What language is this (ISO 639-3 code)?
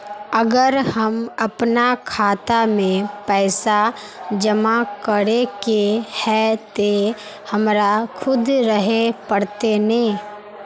mag